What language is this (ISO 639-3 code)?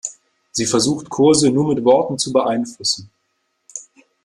deu